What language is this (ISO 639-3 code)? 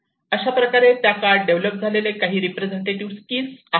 mar